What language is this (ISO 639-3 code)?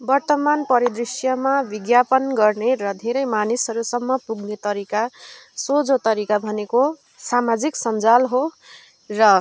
nep